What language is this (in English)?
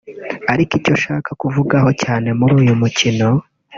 Kinyarwanda